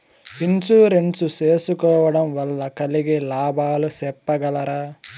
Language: Telugu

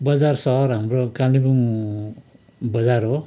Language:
Nepali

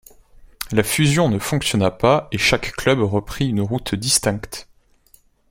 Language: French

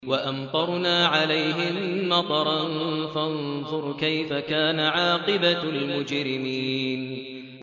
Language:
Arabic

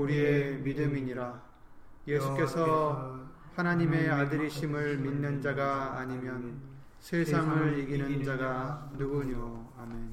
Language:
Korean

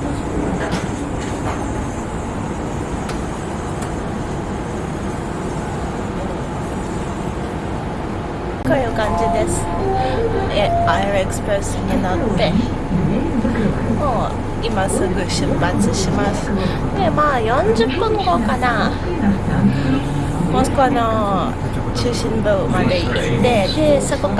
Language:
Japanese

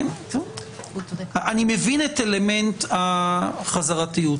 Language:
Hebrew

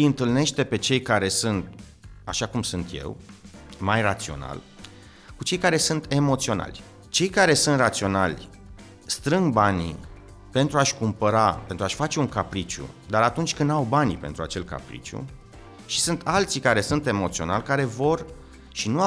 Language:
Romanian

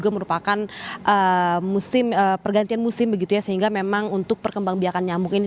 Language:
Indonesian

